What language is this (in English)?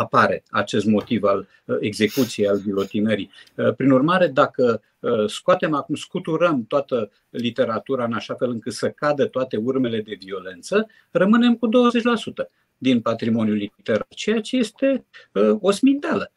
Romanian